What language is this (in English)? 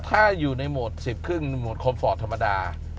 Thai